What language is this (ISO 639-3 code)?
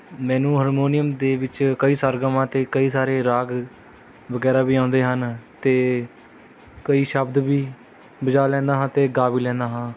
pan